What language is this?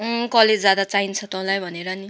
Nepali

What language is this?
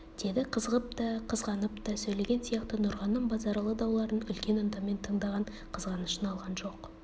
Kazakh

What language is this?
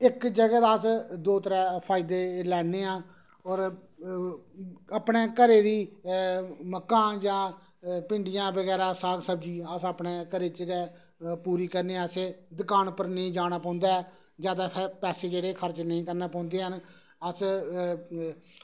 Dogri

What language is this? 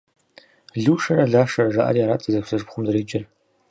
Kabardian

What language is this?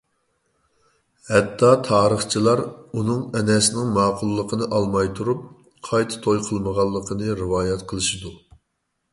Uyghur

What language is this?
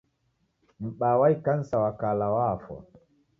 Taita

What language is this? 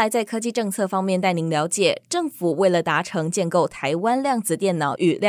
Chinese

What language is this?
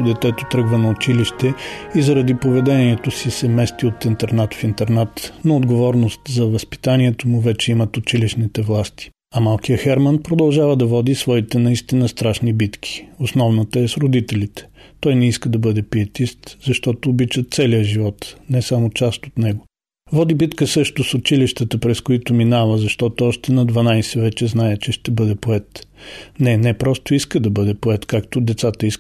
Bulgarian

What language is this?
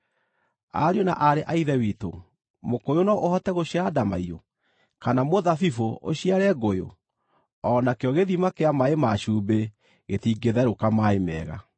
Kikuyu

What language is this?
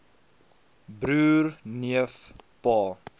Afrikaans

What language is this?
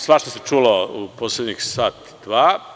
Serbian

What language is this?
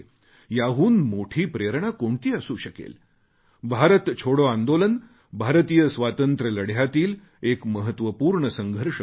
Marathi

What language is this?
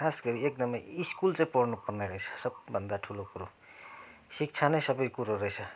Nepali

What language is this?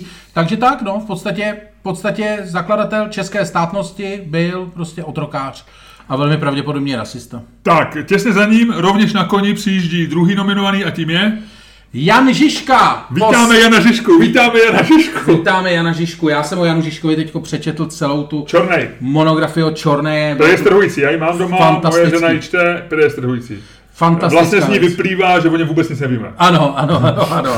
Czech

